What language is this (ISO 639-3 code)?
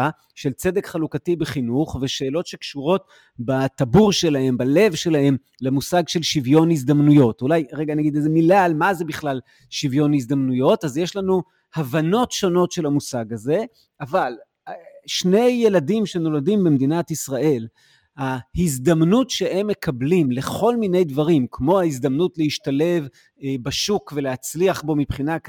heb